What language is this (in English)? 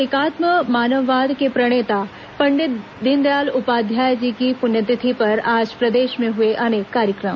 Hindi